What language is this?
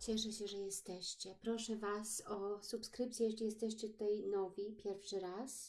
Polish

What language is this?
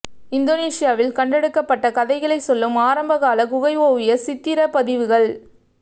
Tamil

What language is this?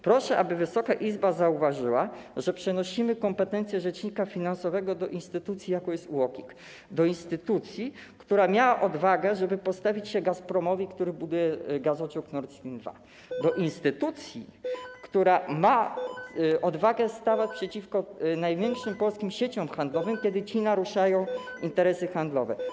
Polish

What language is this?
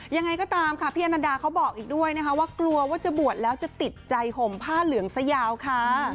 Thai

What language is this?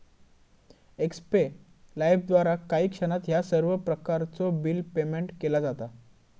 Marathi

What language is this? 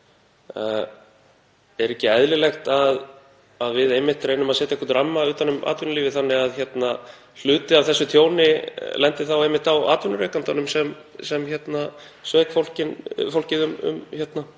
Icelandic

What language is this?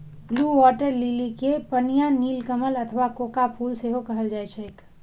Maithili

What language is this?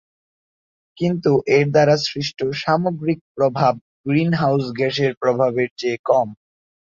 Bangla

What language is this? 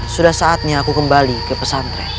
Indonesian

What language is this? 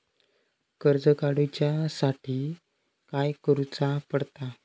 Marathi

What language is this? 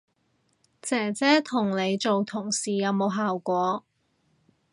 Cantonese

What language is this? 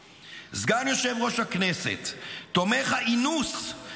Hebrew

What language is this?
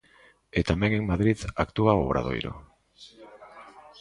Galician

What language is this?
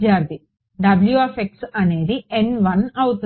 Telugu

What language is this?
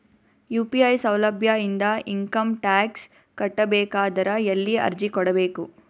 Kannada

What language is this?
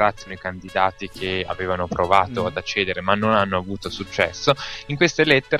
Italian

